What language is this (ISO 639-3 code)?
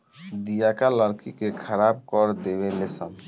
bho